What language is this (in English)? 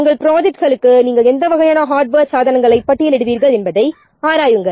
Tamil